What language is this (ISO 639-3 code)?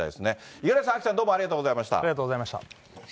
jpn